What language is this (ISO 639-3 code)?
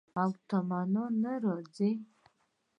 pus